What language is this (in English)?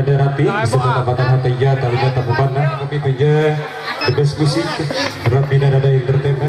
Indonesian